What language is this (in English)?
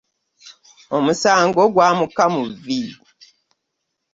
Ganda